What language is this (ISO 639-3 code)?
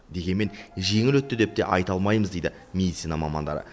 kaz